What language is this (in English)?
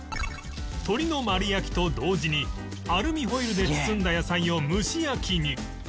Japanese